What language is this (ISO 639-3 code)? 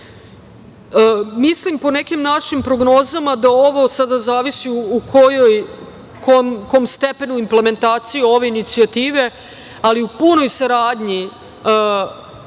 srp